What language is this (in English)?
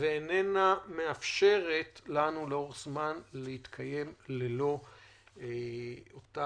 Hebrew